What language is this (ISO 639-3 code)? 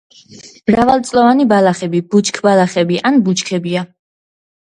kat